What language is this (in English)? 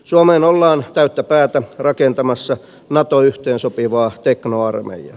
Finnish